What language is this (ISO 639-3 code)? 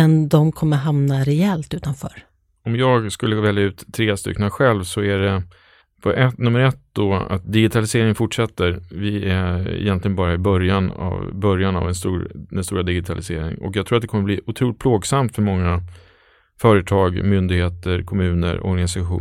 swe